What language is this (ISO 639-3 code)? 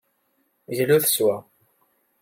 kab